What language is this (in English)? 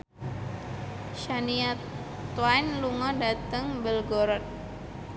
Javanese